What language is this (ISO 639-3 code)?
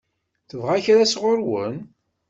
kab